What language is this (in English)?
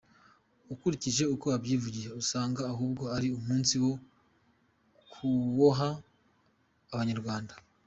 Kinyarwanda